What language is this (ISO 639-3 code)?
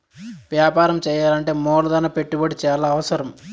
tel